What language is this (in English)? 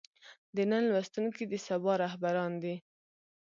Pashto